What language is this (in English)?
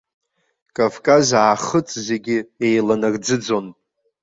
Abkhazian